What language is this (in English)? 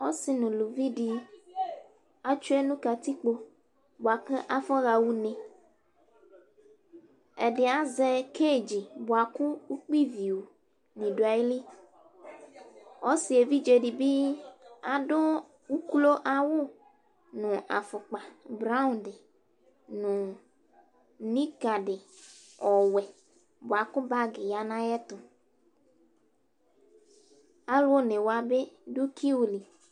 Ikposo